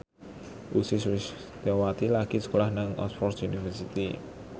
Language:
Javanese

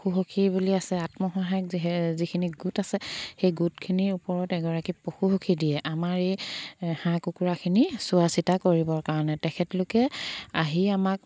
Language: Assamese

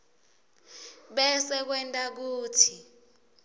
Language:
Swati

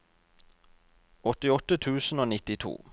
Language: Norwegian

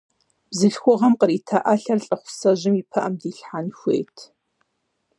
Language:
Kabardian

